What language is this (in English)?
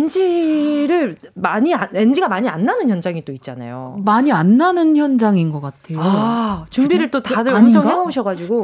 Korean